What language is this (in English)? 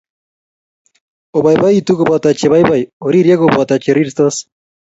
Kalenjin